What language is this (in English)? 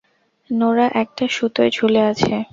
Bangla